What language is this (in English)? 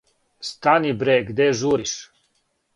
Serbian